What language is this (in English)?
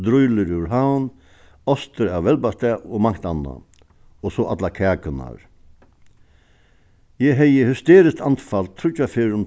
Faroese